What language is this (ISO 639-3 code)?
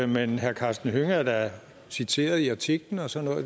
dan